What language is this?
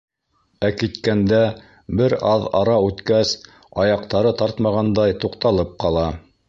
Bashkir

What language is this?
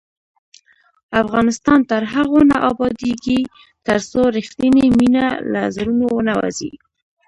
Pashto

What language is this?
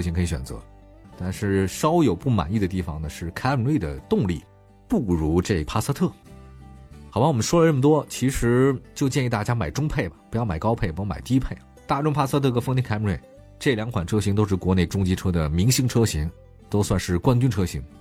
Chinese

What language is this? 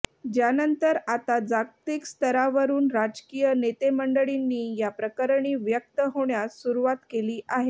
Marathi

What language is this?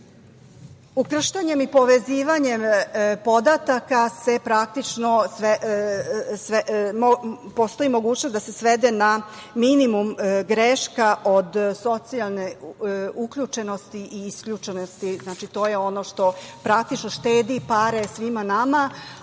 Serbian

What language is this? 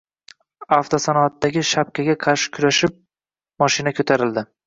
Uzbek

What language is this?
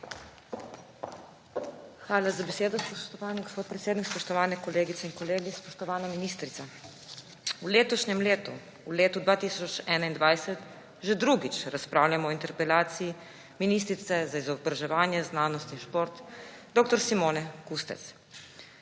Slovenian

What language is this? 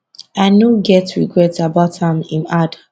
Nigerian Pidgin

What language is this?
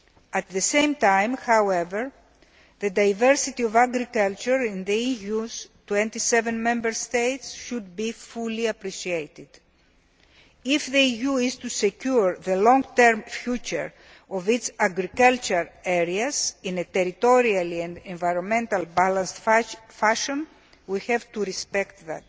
English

